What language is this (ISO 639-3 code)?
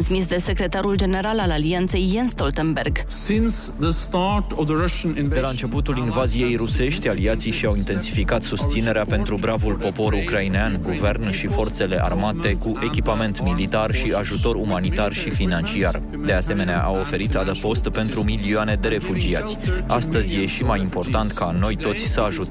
ron